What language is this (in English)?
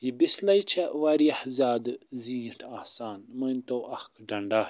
Kashmiri